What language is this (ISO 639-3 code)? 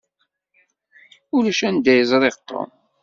kab